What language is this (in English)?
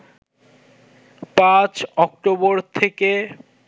Bangla